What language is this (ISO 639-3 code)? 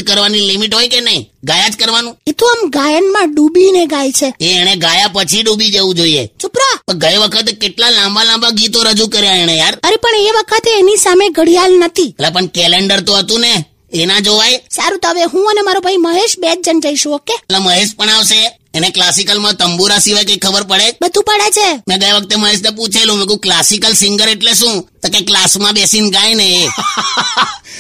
hin